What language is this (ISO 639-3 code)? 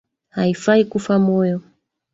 swa